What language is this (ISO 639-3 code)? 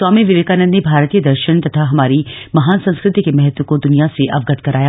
hin